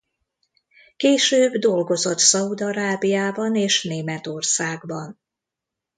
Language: Hungarian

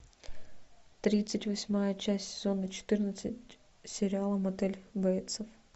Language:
Russian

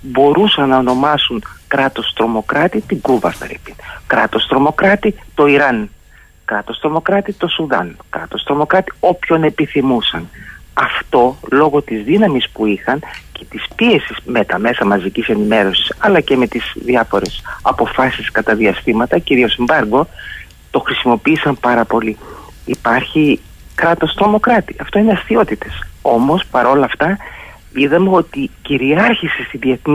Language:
Greek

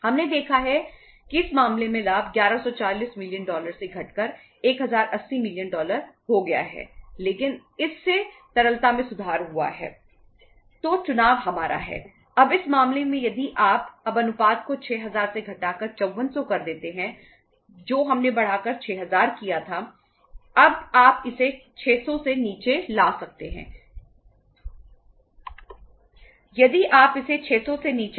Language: Hindi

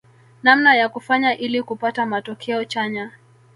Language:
Swahili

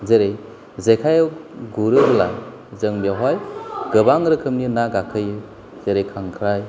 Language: Bodo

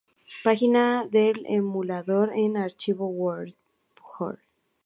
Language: Spanish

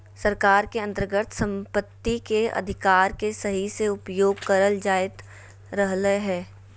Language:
Magahi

